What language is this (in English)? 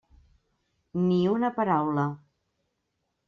Catalan